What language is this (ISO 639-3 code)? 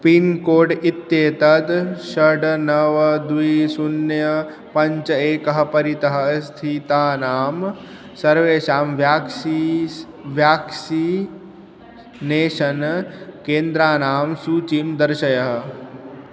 san